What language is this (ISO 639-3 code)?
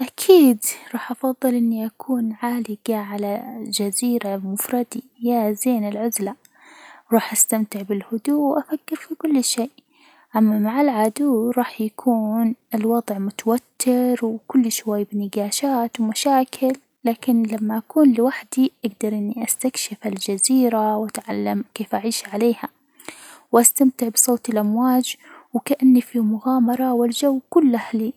acw